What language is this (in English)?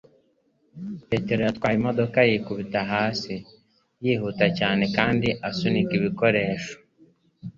Kinyarwanda